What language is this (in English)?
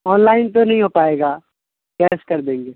Urdu